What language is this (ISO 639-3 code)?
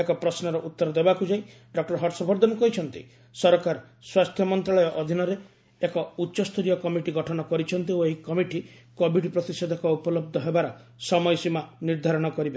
ori